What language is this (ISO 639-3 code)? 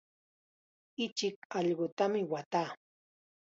qxa